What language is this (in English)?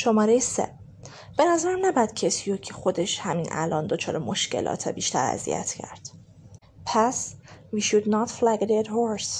Persian